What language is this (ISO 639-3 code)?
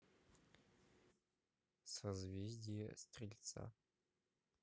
rus